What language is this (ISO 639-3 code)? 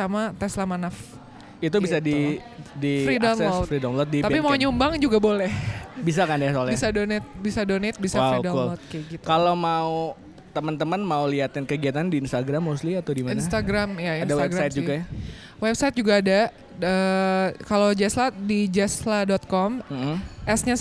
ind